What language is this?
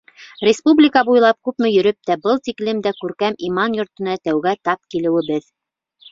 Bashkir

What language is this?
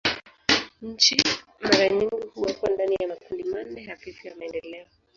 Swahili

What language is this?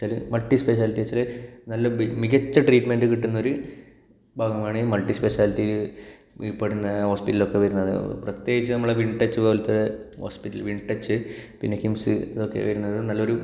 Malayalam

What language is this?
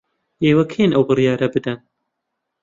Central Kurdish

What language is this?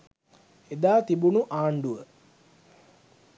Sinhala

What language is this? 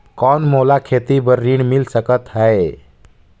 Chhattisgarhi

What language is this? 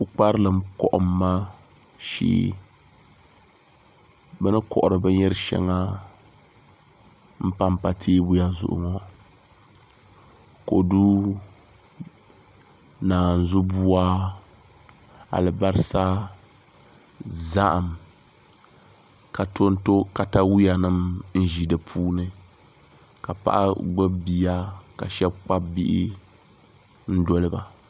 Dagbani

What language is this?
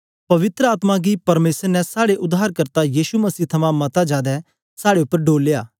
Dogri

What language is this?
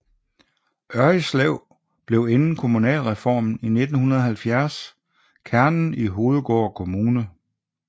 Danish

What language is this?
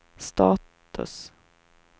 Swedish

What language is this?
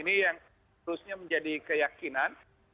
Indonesian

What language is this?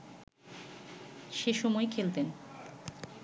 Bangla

